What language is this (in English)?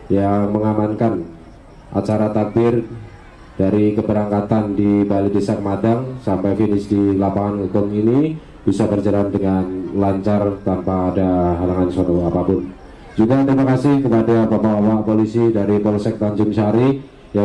Indonesian